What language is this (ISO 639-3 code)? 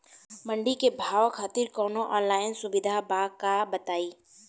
bho